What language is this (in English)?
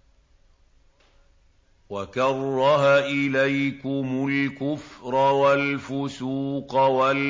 Arabic